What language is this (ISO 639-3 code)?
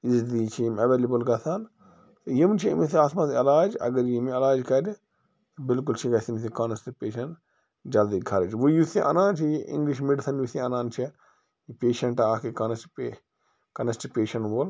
kas